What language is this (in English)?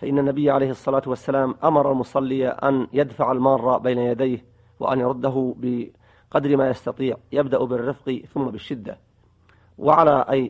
Arabic